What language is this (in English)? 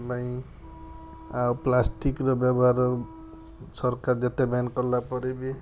Odia